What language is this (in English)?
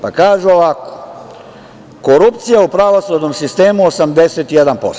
Serbian